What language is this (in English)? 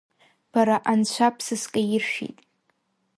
Abkhazian